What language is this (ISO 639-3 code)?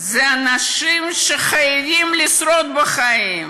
heb